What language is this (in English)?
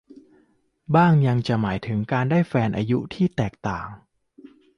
Thai